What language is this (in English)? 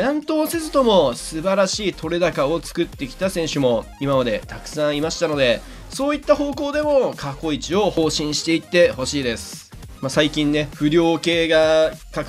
Japanese